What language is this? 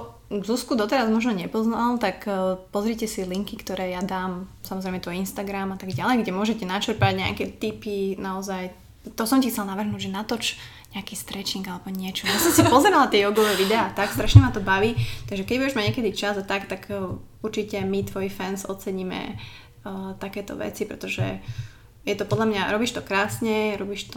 Slovak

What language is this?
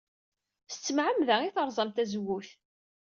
Kabyle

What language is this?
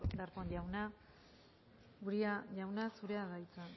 Basque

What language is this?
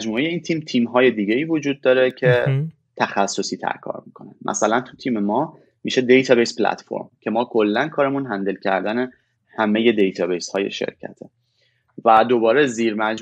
Persian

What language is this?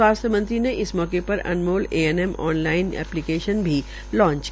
Hindi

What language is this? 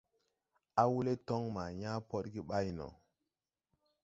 Tupuri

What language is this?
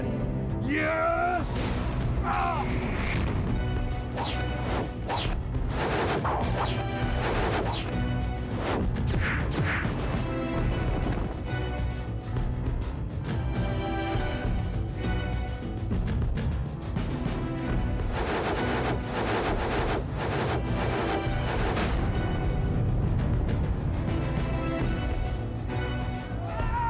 Indonesian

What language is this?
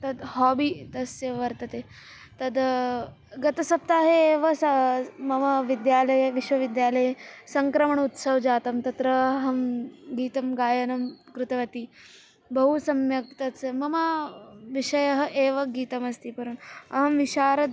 Sanskrit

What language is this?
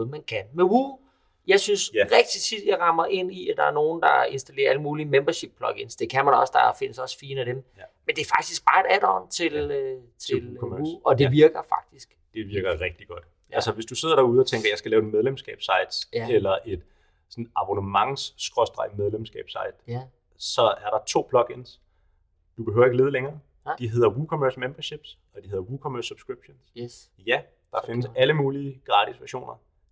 Danish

